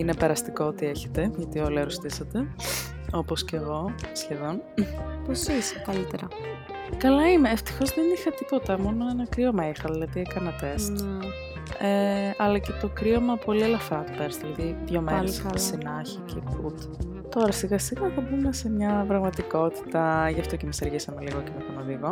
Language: Greek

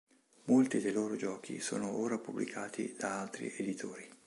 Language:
Italian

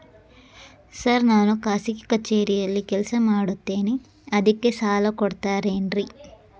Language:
Kannada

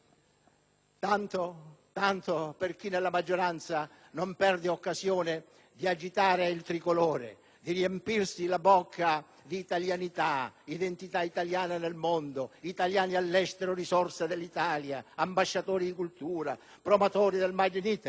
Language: Italian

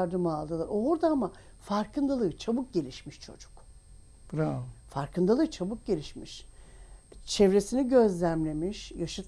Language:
Turkish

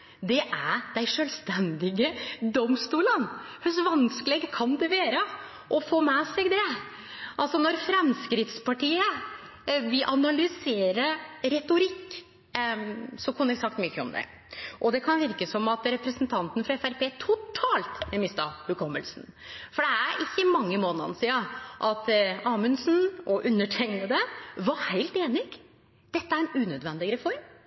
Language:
Norwegian Nynorsk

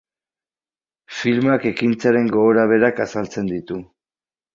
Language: Basque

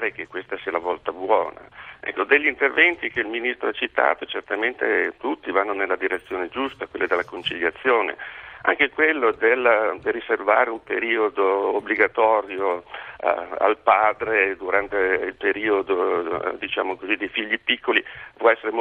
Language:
Italian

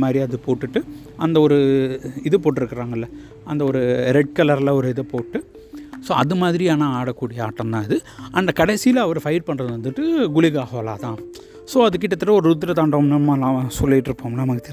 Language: Tamil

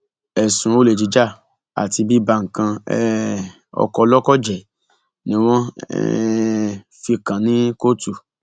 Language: Yoruba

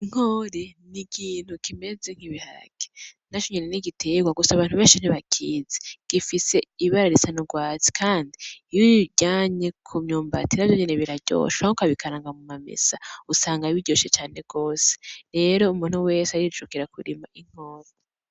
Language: Rundi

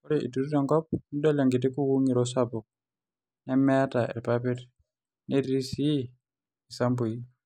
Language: Masai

